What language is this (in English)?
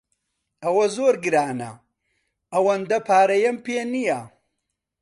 Central Kurdish